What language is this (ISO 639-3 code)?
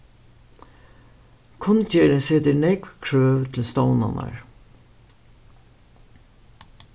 fao